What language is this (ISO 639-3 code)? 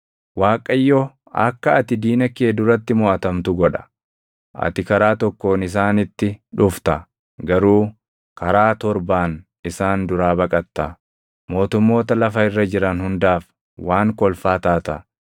orm